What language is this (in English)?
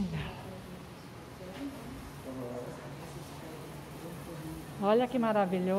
Portuguese